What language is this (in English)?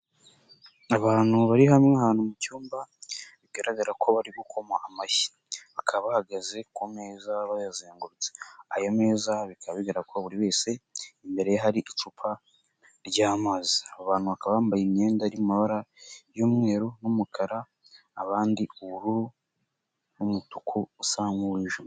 Kinyarwanda